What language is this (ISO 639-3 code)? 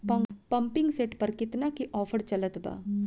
bho